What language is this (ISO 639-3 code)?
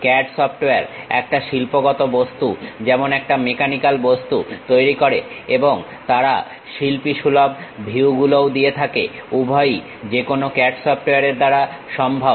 ben